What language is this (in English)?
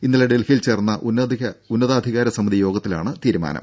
Malayalam